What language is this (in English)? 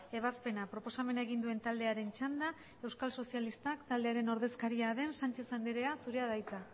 Basque